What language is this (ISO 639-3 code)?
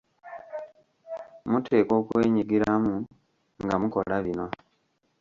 lug